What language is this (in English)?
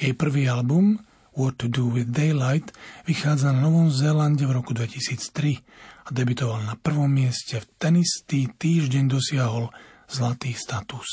Slovak